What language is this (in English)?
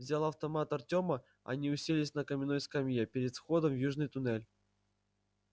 Russian